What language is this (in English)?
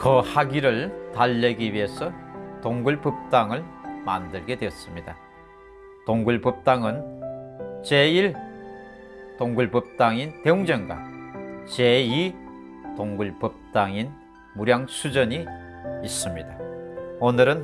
Korean